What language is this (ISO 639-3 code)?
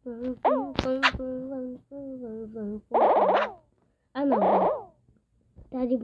por